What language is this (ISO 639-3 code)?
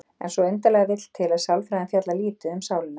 isl